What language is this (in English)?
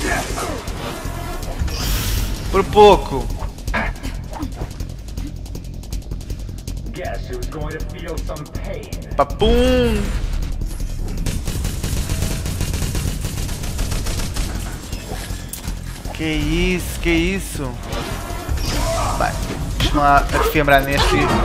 Portuguese